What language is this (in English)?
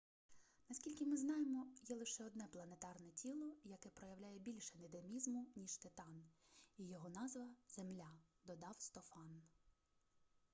Ukrainian